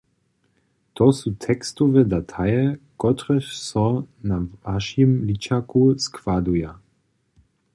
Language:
Upper Sorbian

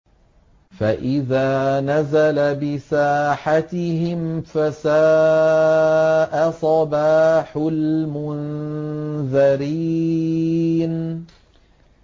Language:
Arabic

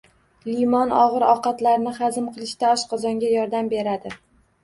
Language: Uzbek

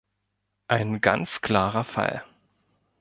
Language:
German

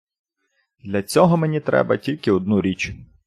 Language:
Ukrainian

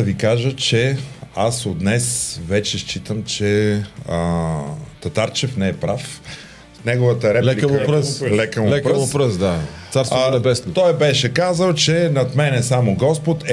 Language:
Bulgarian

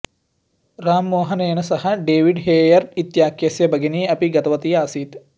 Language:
Sanskrit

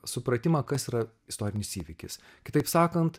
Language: Lithuanian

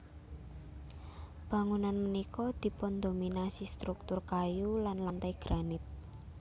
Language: Javanese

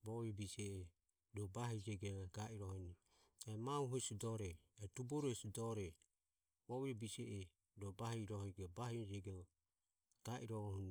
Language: Ömie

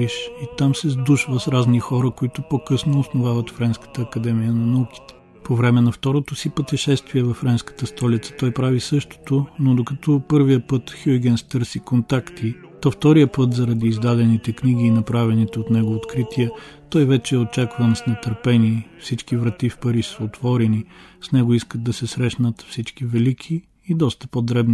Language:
Bulgarian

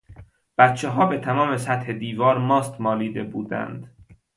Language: Persian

